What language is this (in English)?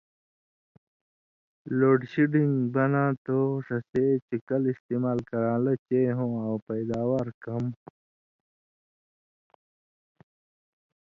Indus Kohistani